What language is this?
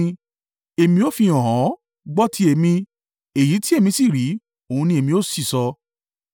Yoruba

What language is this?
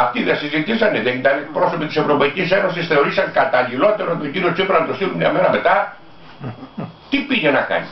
Greek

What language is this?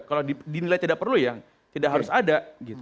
Indonesian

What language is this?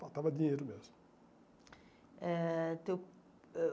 Portuguese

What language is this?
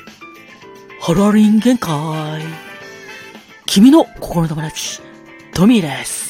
Japanese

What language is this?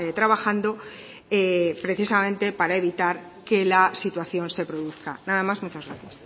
Spanish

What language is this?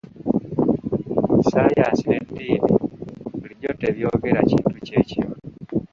Ganda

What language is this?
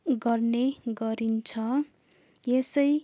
Nepali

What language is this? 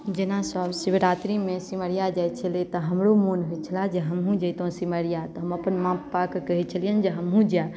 Maithili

